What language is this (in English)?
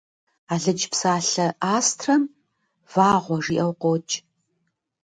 Kabardian